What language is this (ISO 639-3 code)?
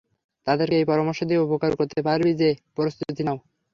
ben